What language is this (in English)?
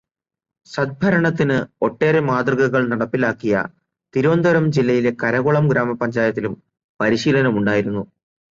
Malayalam